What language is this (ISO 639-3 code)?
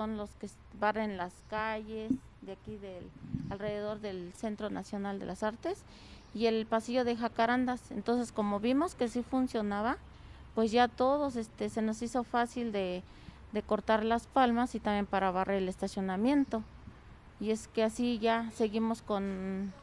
spa